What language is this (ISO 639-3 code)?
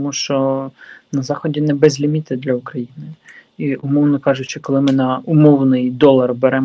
ukr